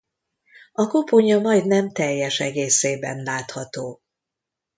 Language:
Hungarian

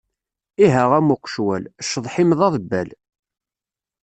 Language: Kabyle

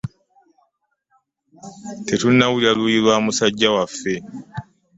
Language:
Ganda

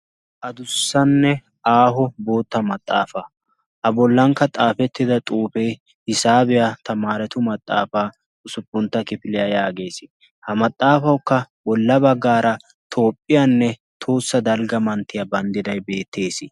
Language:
Wolaytta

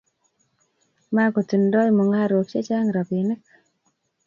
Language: Kalenjin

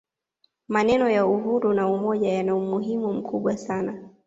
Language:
Swahili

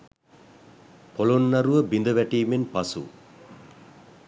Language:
Sinhala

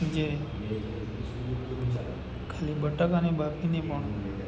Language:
Gujarati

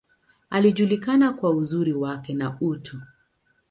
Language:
Swahili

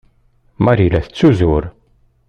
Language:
Kabyle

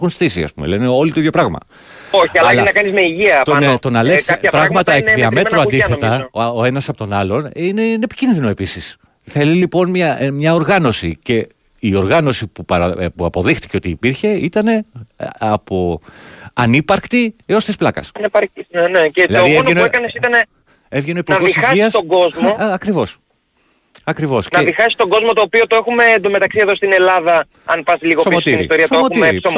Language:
Greek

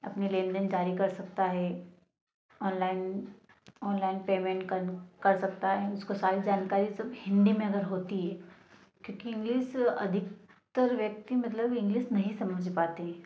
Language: Hindi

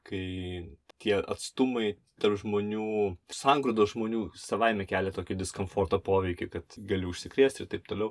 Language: Lithuanian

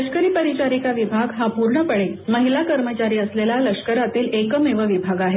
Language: Marathi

